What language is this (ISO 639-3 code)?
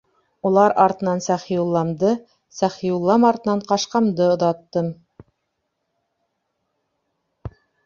bak